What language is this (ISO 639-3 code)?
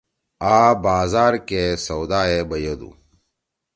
trw